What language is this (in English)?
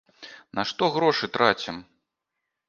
Belarusian